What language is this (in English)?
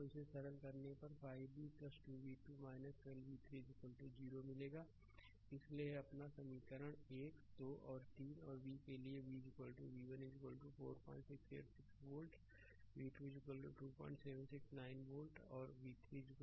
Hindi